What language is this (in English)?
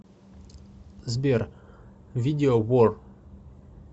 Russian